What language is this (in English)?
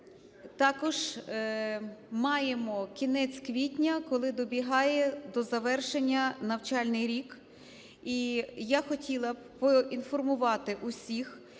Ukrainian